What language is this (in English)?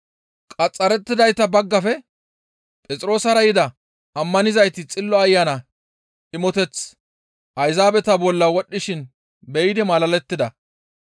Gamo